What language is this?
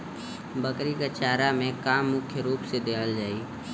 Bhojpuri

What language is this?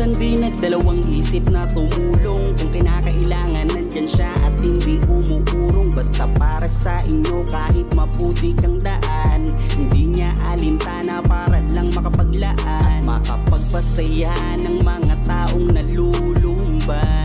Filipino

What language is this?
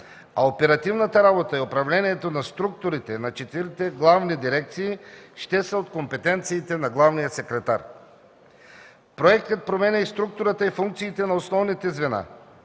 Bulgarian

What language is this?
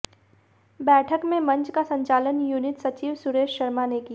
Hindi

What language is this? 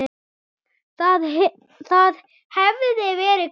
Icelandic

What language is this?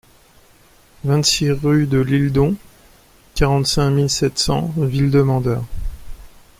French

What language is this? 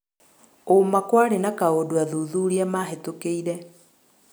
Kikuyu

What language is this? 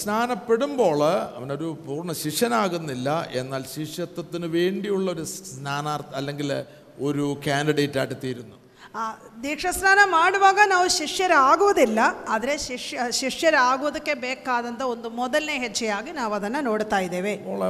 Malayalam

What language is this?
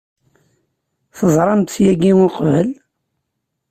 Kabyle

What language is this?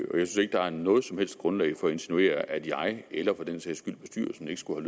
Danish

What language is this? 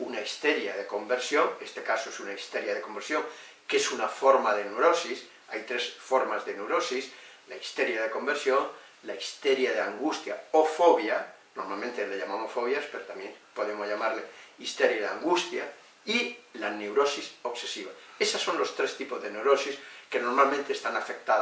Spanish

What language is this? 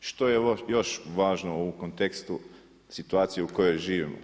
Croatian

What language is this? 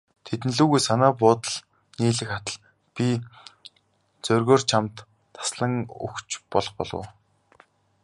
Mongolian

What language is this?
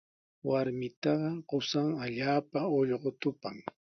Sihuas Ancash Quechua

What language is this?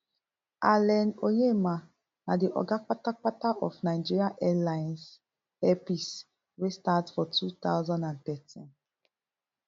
Nigerian Pidgin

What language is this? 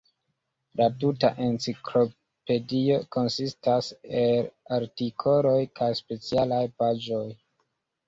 Esperanto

